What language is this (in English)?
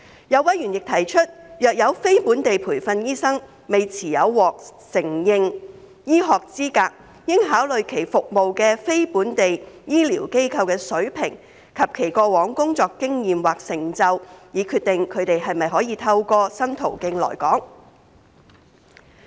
Cantonese